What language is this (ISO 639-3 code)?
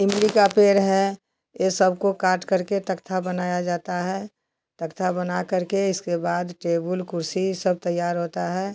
hin